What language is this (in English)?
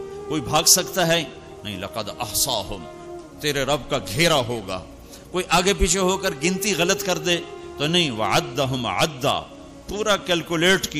Urdu